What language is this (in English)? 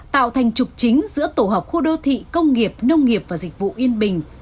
Vietnamese